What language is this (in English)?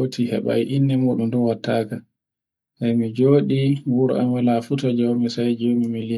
Borgu Fulfulde